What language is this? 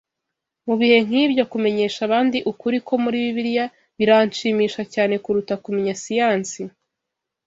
Kinyarwanda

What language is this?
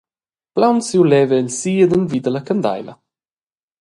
Romansh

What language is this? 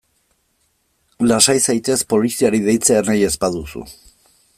Basque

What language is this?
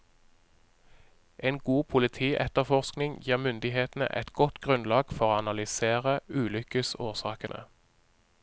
Norwegian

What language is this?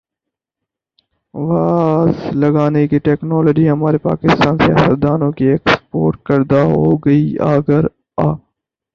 Urdu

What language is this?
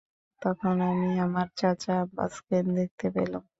Bangla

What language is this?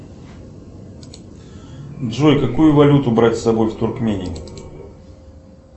Russian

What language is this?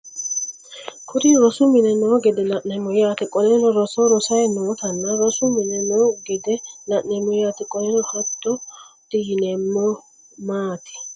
Sidamo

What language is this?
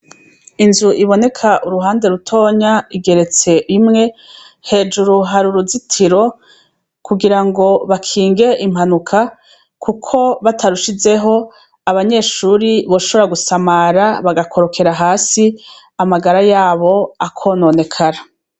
Rundi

